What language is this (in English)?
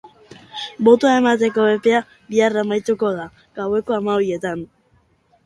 Basque